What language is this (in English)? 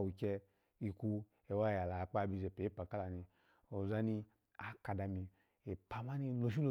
Alago